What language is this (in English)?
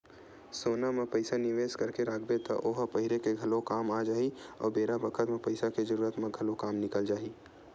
Chhattisgarhi